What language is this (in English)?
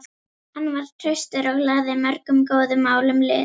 Icelandic